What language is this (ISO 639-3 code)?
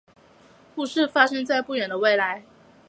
zho